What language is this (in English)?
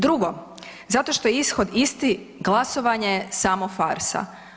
Croatian